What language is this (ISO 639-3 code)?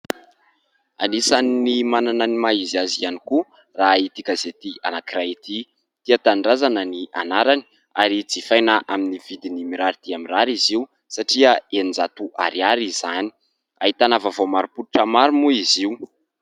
mlg